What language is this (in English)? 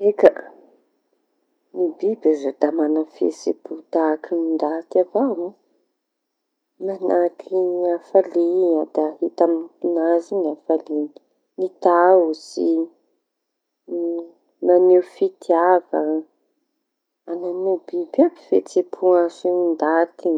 Tanosy Malagasy